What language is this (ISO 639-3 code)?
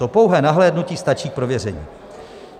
ces